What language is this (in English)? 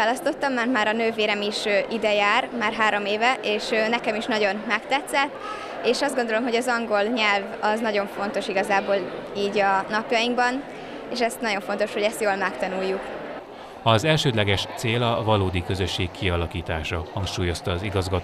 Hungarian